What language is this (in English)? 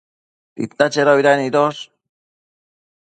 Matsés